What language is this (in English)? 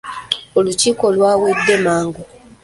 Ganda